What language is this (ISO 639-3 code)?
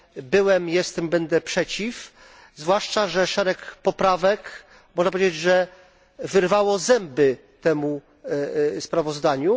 pol